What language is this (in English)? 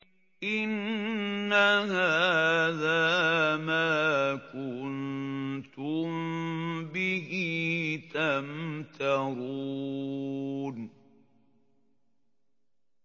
Arabic